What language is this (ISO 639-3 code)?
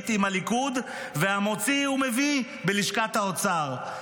heb